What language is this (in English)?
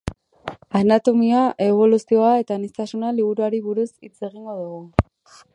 Basque